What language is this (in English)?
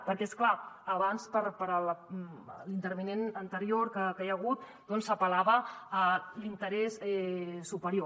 Catalan